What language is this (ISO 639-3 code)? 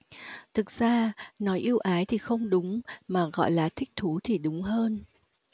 vie